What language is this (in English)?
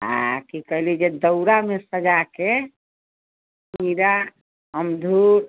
Maithili